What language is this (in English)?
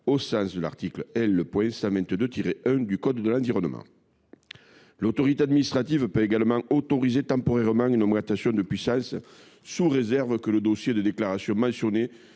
French